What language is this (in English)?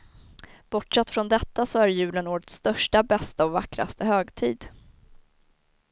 Swedish